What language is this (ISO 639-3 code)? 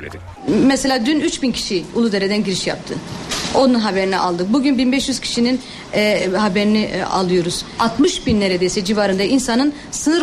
tur